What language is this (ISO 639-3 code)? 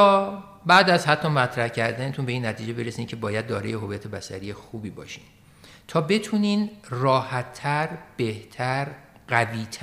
fas